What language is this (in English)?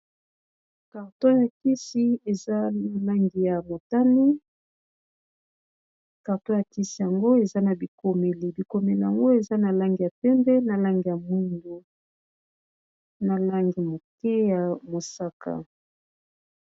Lingala